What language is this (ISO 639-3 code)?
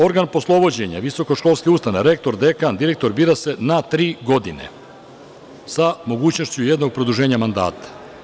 srp